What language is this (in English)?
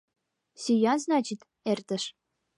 Mari